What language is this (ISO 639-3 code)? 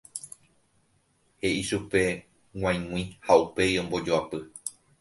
grn